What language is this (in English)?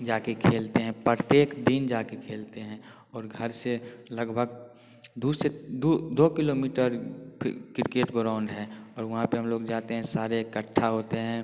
Hindi